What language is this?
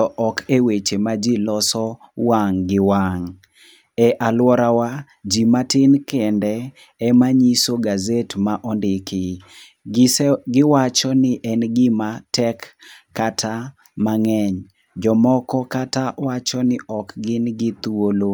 Luo (Kenya and Tanzania)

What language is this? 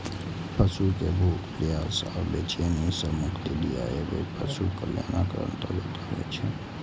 Maithili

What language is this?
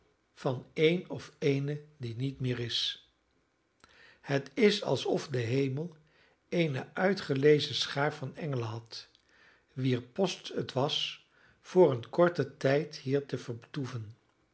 Dutch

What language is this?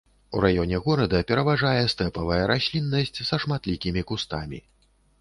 Belarusian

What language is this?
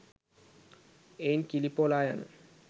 Sinhala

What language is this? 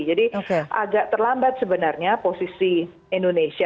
Indonesian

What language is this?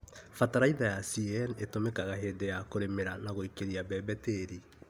Kikuyu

